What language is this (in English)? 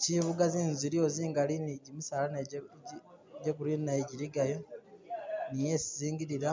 Masaaba